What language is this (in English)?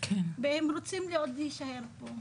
Hebrew